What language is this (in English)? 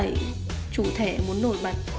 Vietnamese